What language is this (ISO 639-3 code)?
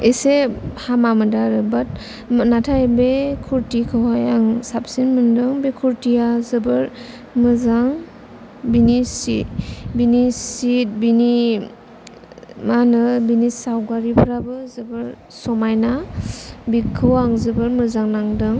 brx